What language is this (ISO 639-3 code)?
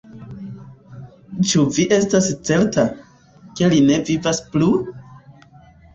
epo